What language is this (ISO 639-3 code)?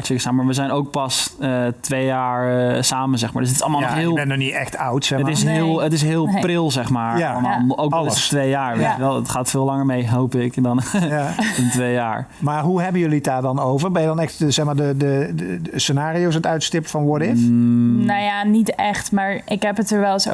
nld